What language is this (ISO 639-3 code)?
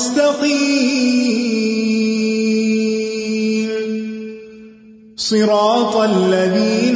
urd